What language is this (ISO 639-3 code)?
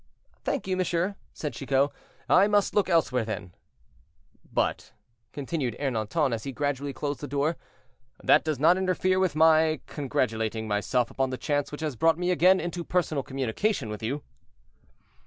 eng